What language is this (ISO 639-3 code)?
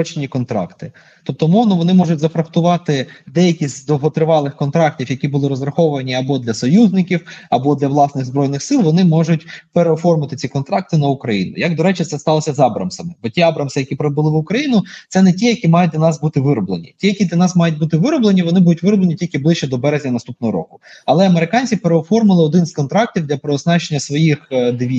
ukr